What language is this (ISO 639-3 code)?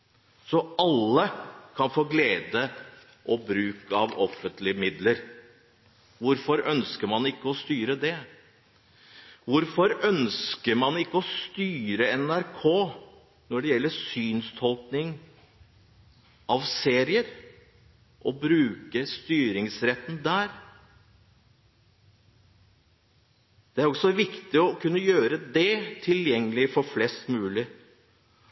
nob